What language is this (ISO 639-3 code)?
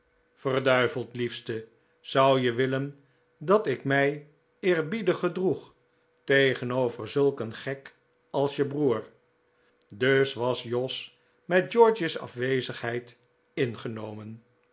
nld